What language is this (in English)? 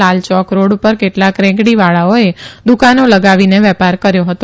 Gujarati